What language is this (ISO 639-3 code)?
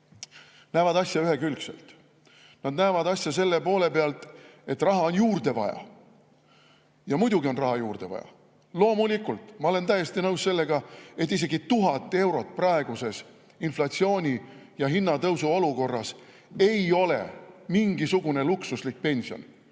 est